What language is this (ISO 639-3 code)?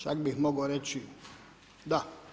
hrv